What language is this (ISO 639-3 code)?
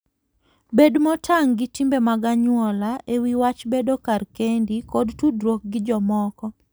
luo